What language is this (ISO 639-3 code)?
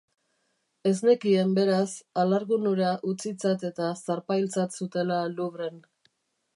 eus